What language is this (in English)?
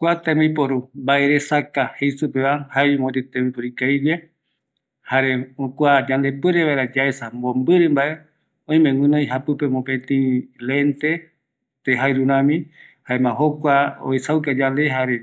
Eastern Bolivian Guaraní